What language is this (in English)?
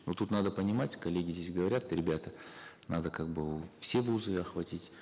Kazakh